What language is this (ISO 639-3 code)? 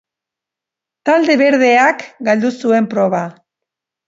eus